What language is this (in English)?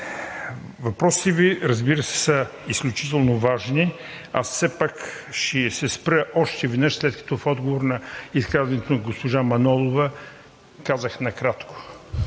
Bulgarian